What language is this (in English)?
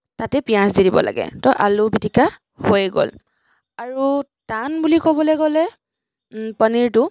Assamese